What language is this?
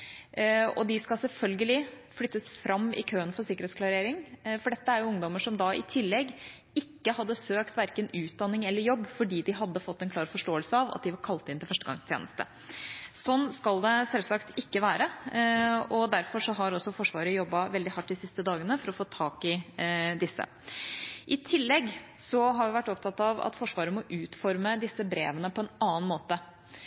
Norwegian Bokmål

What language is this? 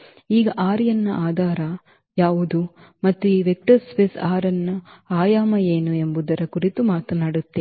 Kannada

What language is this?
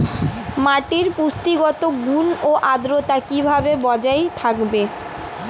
Bangla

